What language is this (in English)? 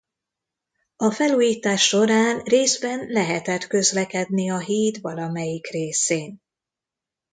Hungarian